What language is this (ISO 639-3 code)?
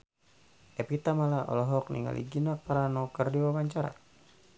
sun